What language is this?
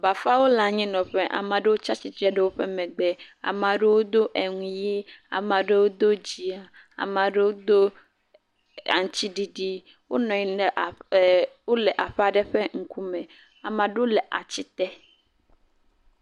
Ewe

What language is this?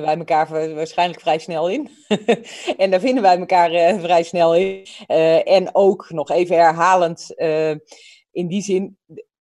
Dutch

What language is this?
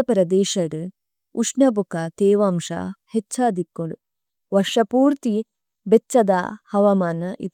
Tulu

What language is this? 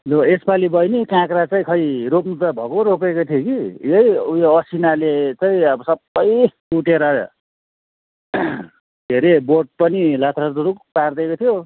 Nepali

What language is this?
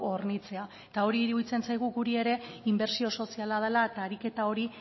Basque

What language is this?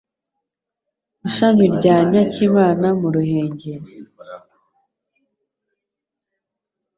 Kinyarwanda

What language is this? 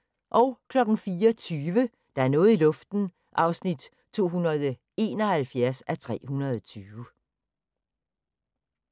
Danish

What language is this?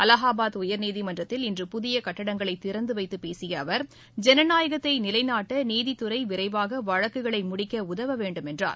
Tamil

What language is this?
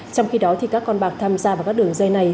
Vietnamese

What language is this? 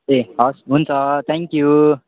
Nepali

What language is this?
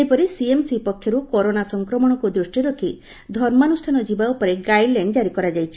Odia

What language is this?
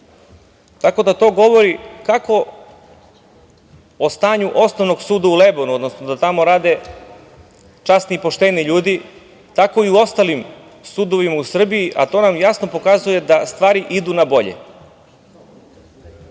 Serbian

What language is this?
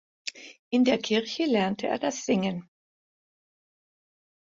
German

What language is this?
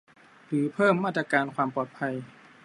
Thai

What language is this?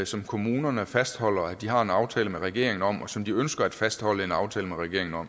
Danish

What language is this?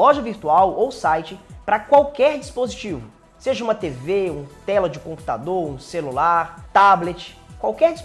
Portuguese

